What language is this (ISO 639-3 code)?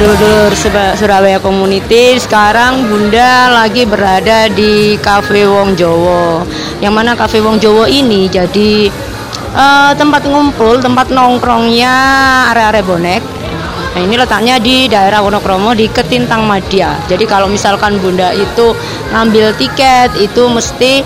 ind